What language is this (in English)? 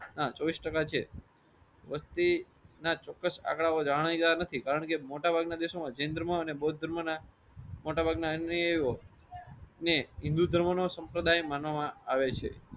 Gujarati